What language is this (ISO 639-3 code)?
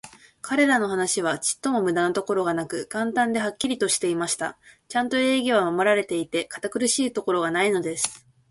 jpn